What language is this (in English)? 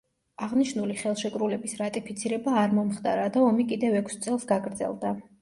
Georgian